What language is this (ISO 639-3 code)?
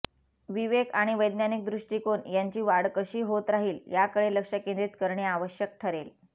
mar